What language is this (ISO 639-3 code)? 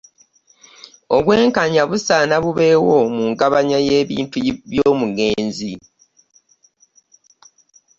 lug